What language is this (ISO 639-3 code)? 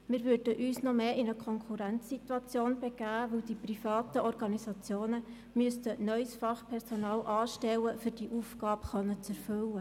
gsw